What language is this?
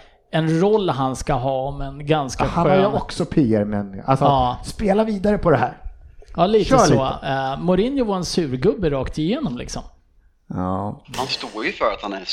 Swedish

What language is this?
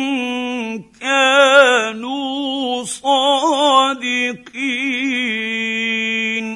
Arabic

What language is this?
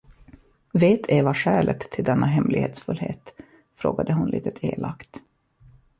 Swedish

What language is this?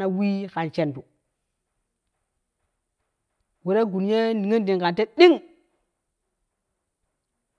Kushi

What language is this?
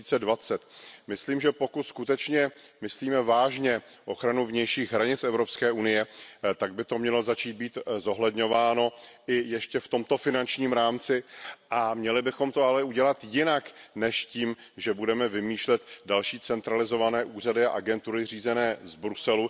Czech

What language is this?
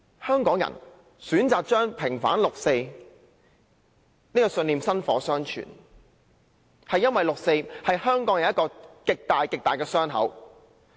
Cantonese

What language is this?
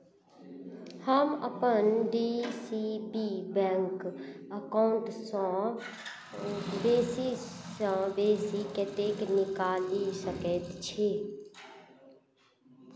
Maithili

